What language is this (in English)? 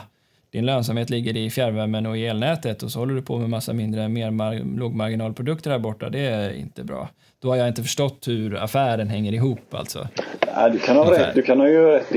Swedish